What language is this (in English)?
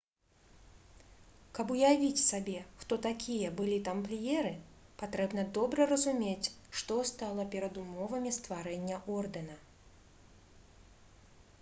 Belarusian